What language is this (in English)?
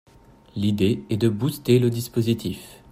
French